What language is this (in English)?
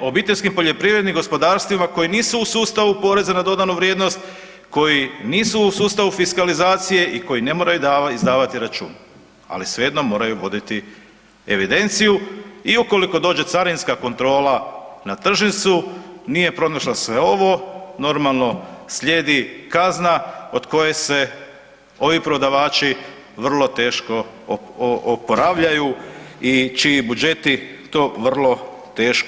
Croatian